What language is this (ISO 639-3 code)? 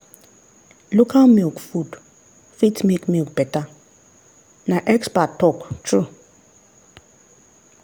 pcm